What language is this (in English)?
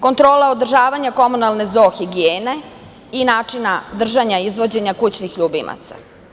Serbian